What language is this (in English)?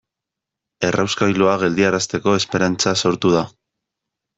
Basque